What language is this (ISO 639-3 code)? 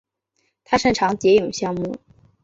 zho